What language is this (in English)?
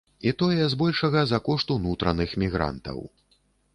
Belarusian